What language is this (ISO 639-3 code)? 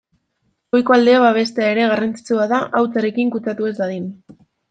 eus